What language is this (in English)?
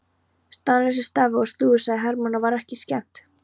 Icelandic